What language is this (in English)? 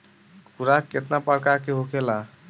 Bhojpuri